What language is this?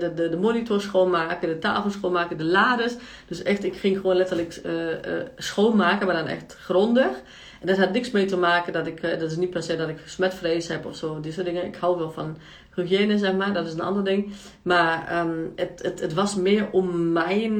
Dutch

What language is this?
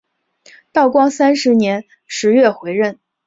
Chinese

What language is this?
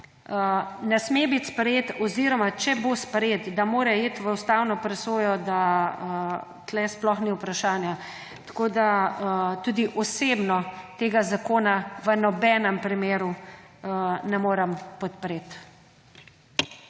Slovenian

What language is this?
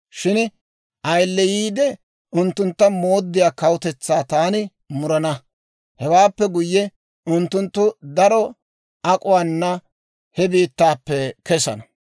Dawro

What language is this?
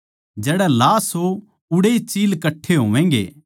Haryanvi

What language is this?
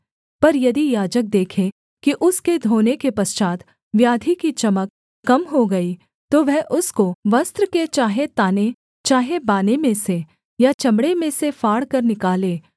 Hindi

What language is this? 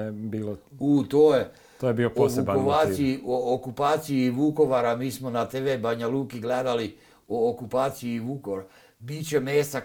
Croatian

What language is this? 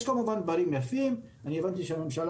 Hebrew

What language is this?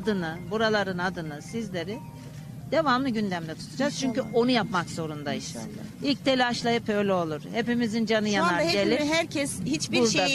Turkish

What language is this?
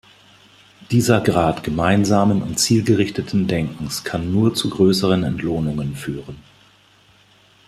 German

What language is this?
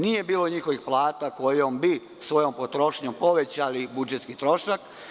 Serbian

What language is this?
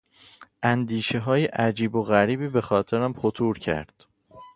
Persian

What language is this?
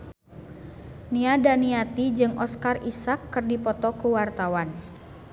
Sundanese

